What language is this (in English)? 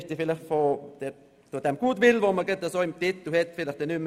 Swiss German